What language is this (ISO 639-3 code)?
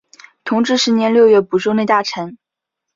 zho